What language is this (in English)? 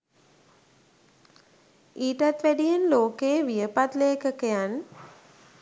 Sinhala